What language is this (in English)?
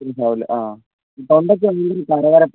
Malayalam